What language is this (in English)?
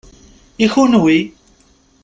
Kabyle